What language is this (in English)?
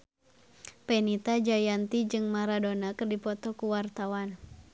Sundanese